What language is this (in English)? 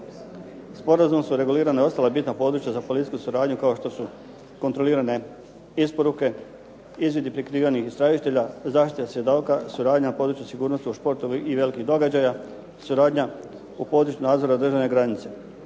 Croatian